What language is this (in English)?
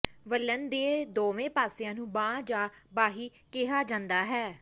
Punjabi